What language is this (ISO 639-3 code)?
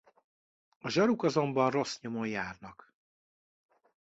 hun